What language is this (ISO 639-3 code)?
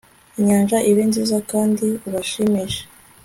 kin